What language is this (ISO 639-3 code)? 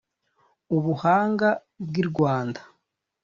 kin